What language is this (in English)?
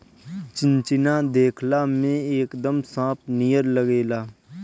Bhojpuri